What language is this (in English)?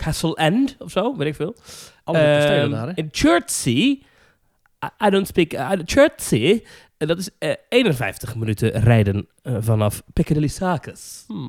Dutch